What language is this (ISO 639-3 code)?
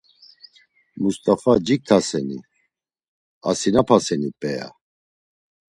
lzz